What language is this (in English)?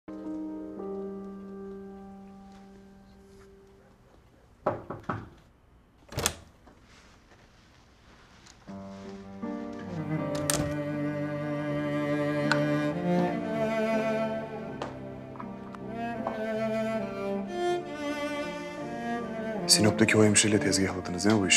Turkish